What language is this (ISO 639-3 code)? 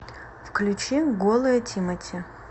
rus